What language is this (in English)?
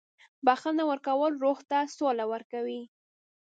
Pashto